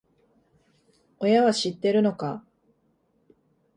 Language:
Japanese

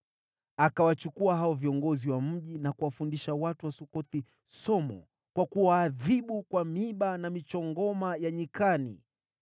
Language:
Swahili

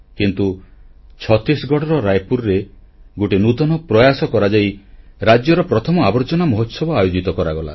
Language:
Odia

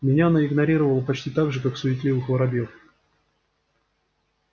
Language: Russian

